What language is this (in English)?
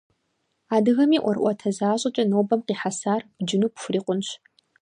Kabardian